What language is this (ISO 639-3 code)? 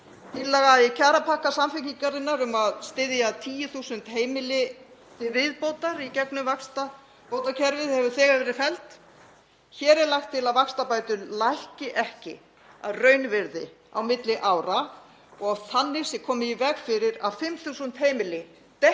isl